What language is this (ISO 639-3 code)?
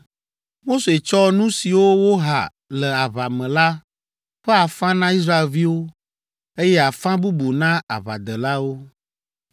ewe